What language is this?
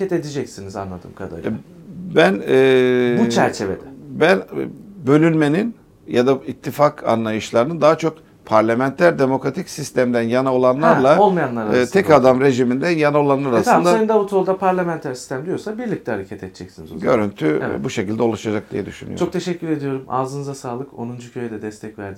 Turkish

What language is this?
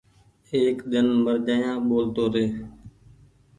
Goaria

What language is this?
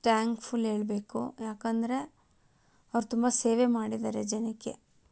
Kannada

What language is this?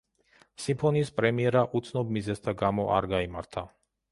Georgian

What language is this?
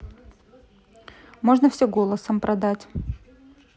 Russian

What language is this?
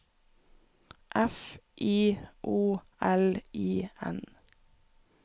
Norwegian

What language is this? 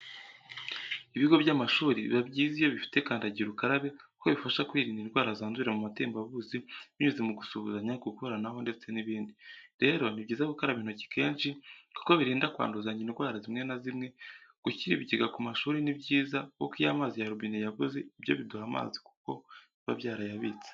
Kinyarwanda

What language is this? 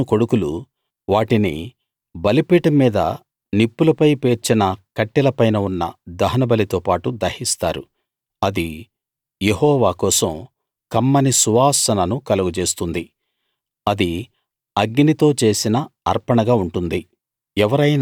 Telugu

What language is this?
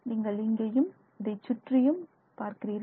Tamil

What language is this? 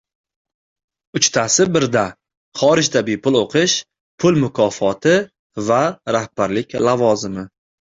Uzbek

